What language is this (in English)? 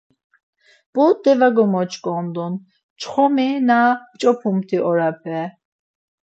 Laz